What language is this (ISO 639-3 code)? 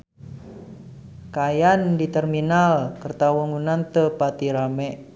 sun